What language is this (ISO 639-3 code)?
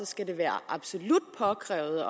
dan